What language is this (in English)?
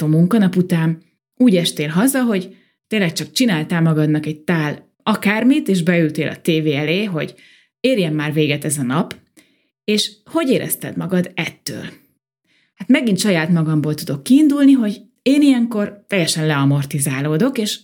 Hungarian